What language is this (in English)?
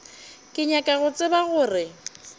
Northern Sotho